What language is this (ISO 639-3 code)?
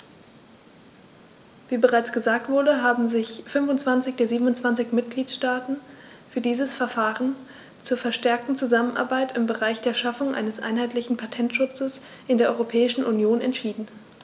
deu